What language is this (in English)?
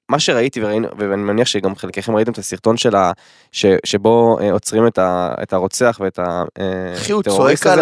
Hebrew